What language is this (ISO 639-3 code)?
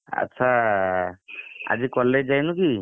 ori